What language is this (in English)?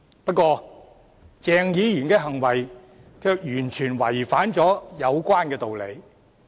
Cantonese